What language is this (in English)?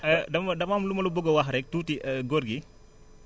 Wolof